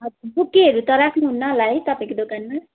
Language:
Nepali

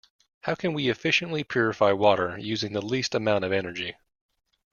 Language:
English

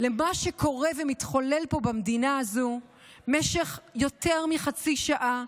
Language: Hebrew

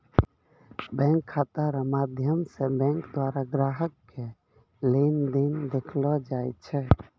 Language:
Maithili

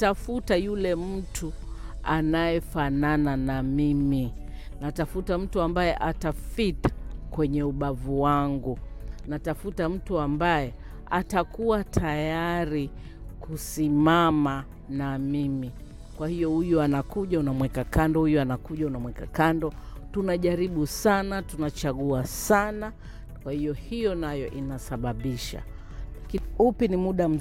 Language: Swahili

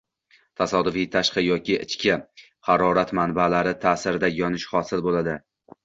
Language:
Uzbek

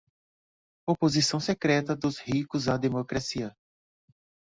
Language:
Portuguese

